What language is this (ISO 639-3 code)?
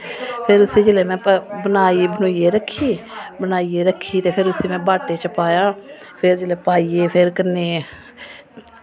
doi